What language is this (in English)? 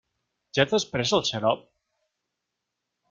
Catalan